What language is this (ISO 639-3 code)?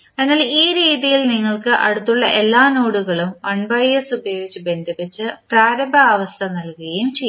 mal